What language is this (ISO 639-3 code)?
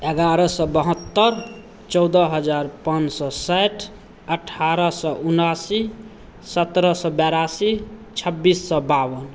mai